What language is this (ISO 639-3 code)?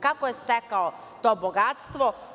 srp